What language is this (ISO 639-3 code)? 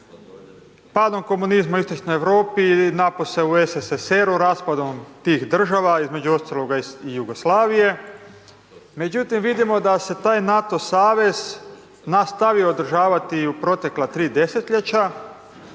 hrv